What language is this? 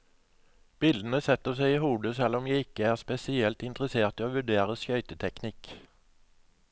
Norwegian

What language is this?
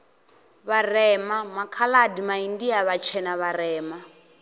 Venda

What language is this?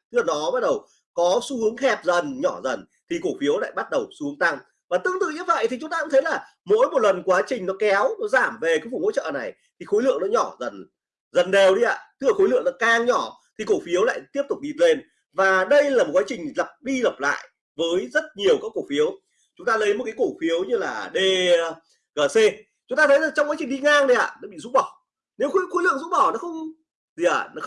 Vietnamese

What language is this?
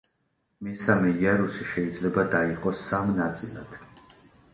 Georgian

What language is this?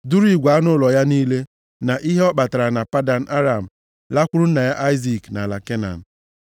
Igbo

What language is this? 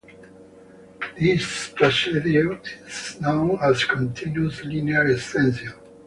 English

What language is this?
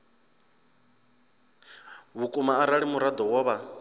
Venda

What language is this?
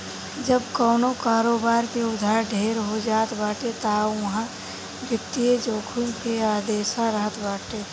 Bhojpuri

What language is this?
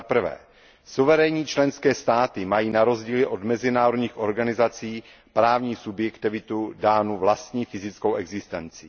Czech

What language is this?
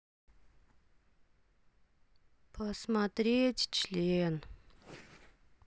Russian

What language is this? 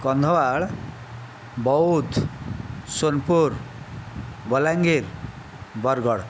Odia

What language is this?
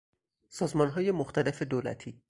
Persian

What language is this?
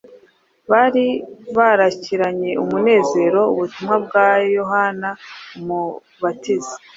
Kinyarwanda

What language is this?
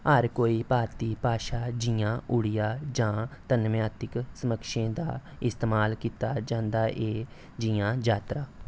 Dogri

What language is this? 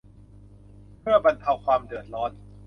Thai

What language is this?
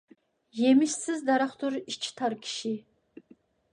Uyghur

